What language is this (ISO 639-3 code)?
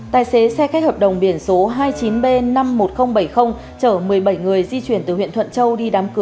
vie